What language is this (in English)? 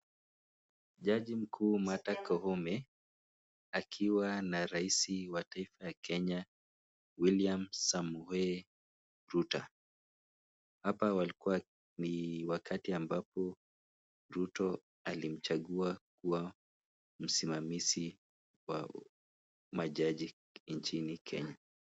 Swahili